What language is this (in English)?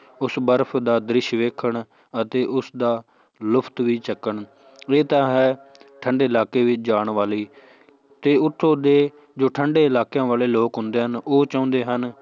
Punjabi